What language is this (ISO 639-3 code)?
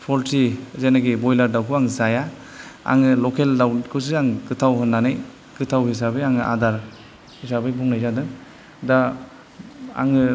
brx